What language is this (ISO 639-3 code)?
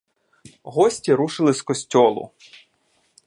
ukr